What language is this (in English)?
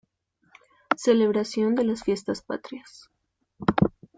Spanish